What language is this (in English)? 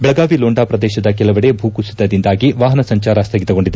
Kannada